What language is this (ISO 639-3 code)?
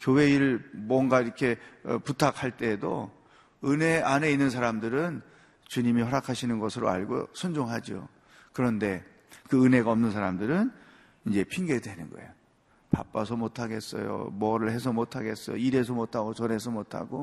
kor